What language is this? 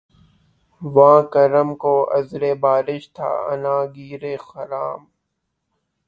Urdu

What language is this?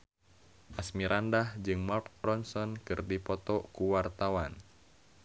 Sundanese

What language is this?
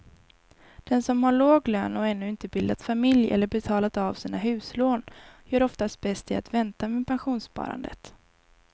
Swedish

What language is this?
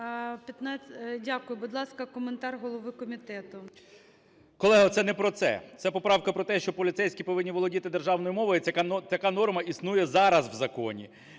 Ukrainian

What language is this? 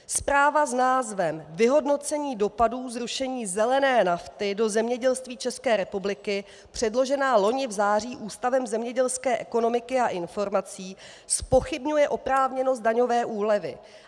Czech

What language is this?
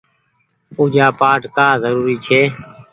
Goaria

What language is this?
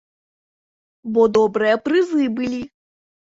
Belarusian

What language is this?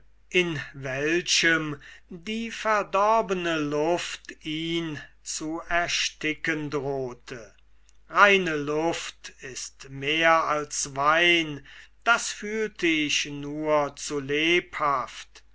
German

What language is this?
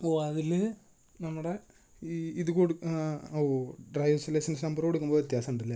Malayalam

